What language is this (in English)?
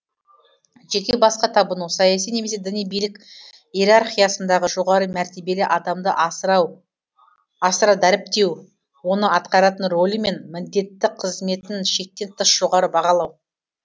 Kazakh